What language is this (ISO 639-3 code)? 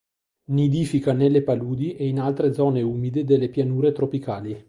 ita